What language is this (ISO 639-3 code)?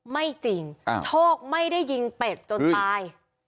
tha